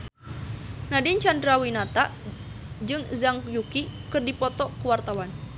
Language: Sundanese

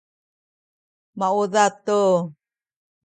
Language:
Sakizaya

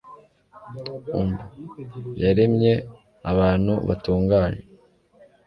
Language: Kinyarwanda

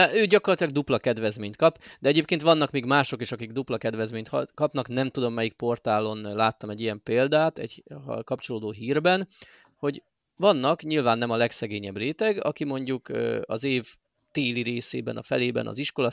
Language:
Hungarian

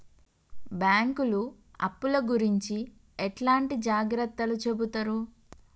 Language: Telugu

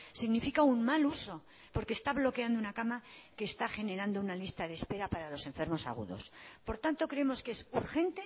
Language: Spanish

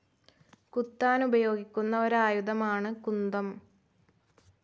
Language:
Malayalam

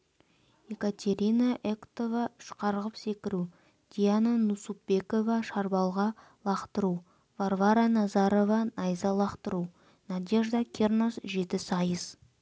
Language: Kazakh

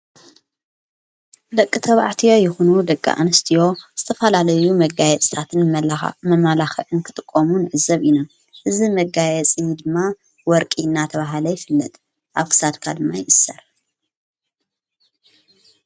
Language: Tigrinya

